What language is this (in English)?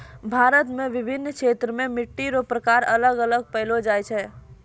Maithili